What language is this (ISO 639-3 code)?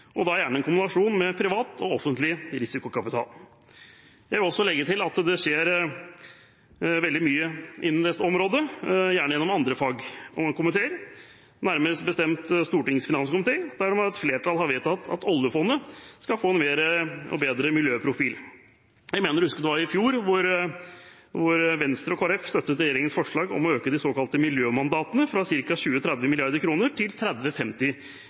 nob